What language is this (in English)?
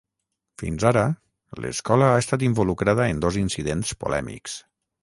Catalan